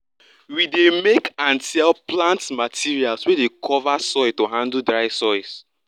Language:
Nigerian Pidgin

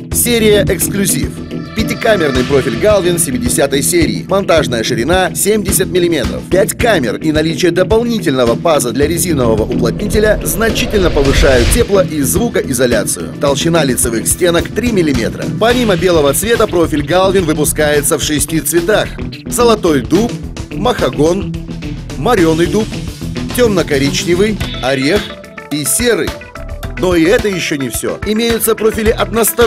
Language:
Russian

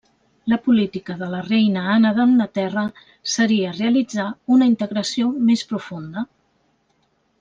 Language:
Catalan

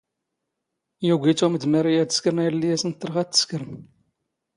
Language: Standard Moroccan Tamazight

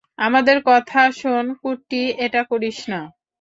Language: Bangla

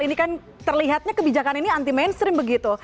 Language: Indonesian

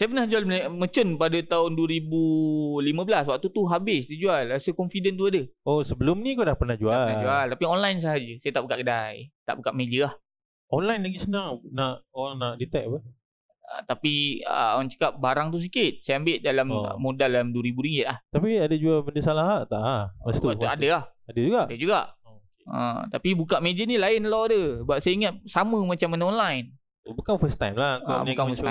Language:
Malay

